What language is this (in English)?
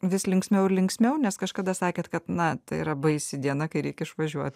Lithuanian